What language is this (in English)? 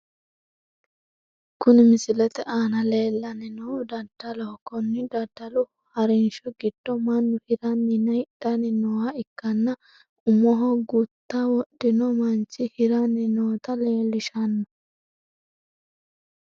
Sidamo